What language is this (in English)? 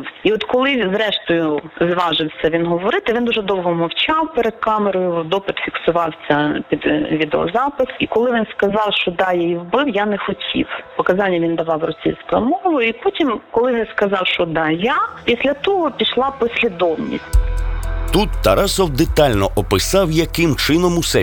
Ukrainian